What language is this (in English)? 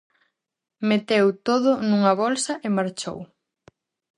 Galician